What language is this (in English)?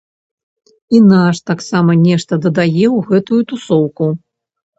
Belarusian